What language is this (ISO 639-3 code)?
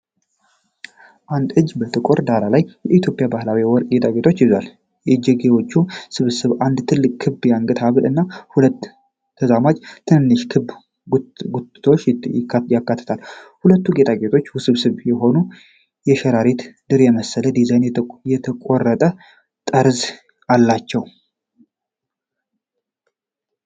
amh